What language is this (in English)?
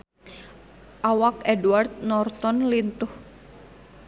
Sundanese